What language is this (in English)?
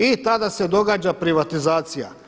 Croatian